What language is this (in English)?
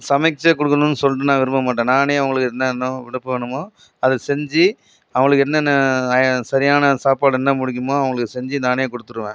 Tamil